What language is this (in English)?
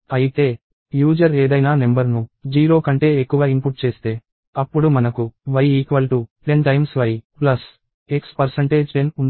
Telugu